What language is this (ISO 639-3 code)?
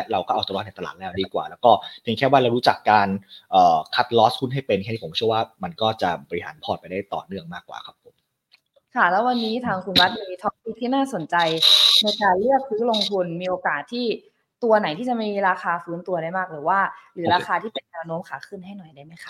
tha